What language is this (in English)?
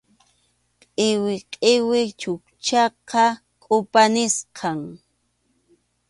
Arequipa-La Unión Quechua